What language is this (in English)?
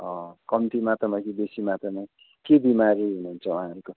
Nepali